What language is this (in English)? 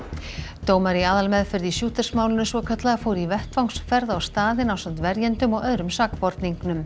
Icelandic